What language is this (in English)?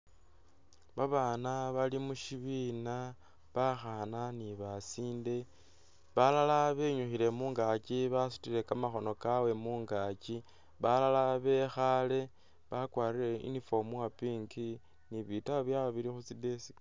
Masaaba